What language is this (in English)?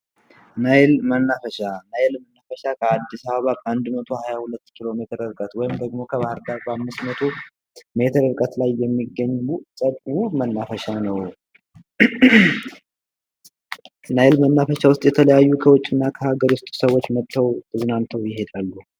Amharic